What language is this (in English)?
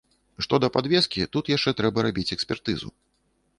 Belarusian